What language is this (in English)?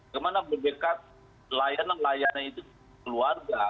Indonesian